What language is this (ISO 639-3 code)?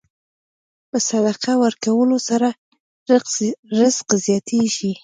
pus